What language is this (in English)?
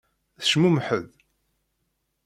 Kabyle